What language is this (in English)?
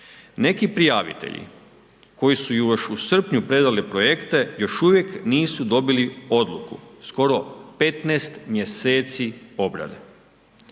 Croatian